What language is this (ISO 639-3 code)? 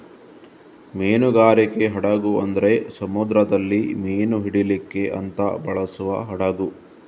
kan